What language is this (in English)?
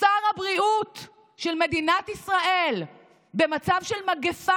Hebrew